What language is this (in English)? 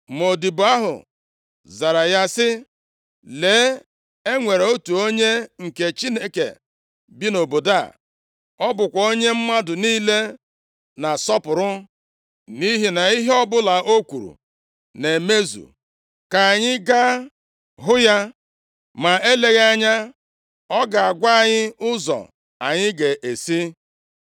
Igbo